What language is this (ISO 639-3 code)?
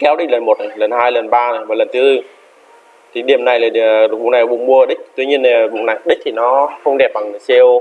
vie